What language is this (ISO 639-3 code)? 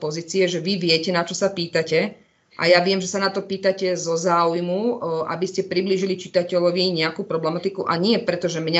slk